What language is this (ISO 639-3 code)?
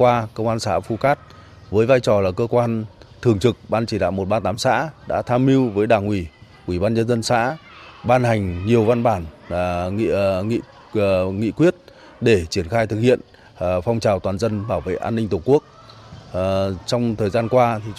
vie